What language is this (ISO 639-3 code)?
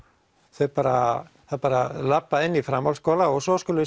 isl